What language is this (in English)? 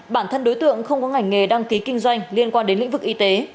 Vietnamese